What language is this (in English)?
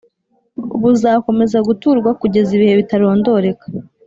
Kinyarwanda